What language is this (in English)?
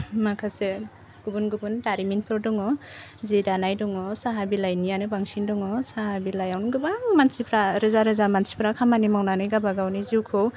Bodo